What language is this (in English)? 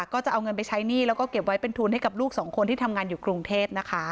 Thai